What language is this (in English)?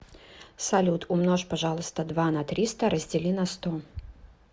Russian